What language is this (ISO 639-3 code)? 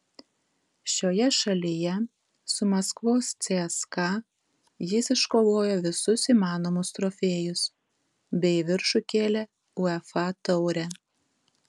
lit